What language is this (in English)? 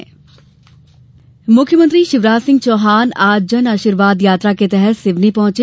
Hindi